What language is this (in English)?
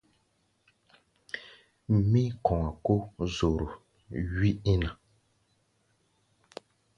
Gbaya